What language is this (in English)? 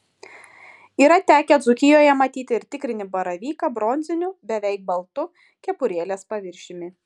Lithuanian